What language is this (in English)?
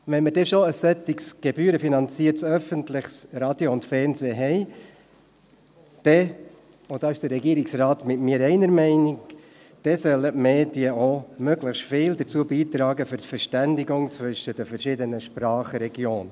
Swiss German